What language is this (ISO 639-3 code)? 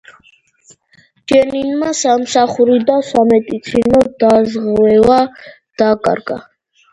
kat